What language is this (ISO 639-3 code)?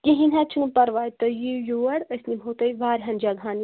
kas